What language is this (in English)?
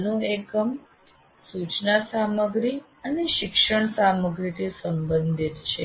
Gujarati